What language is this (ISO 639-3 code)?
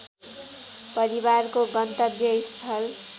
nep